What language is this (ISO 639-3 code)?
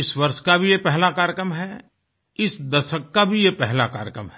hin